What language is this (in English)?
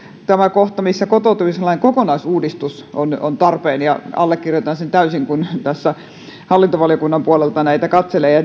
Finnish